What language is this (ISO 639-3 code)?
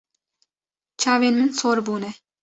kur